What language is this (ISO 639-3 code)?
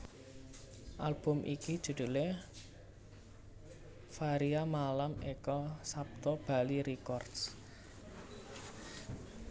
jav